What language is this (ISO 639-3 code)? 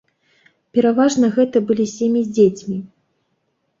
bel